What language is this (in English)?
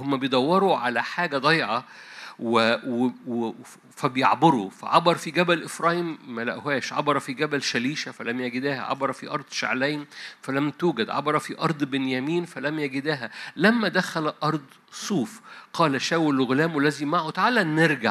Arabic